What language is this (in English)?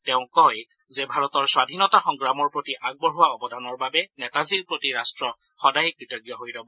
Assamese